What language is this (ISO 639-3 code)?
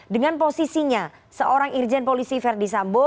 ind